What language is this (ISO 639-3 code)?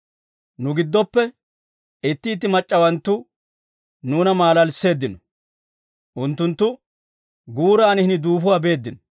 dwr